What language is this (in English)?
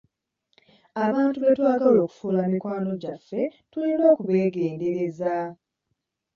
Ganda